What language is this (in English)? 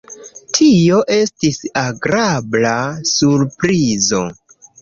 Esperanto